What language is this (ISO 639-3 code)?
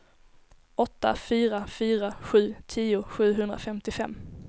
swe